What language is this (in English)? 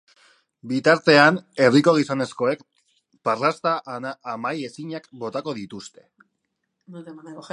Basque